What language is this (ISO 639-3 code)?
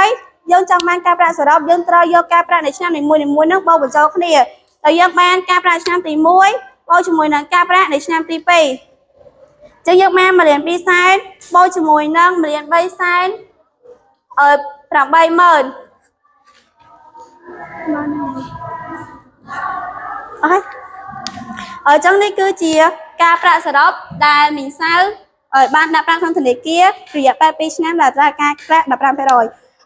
vie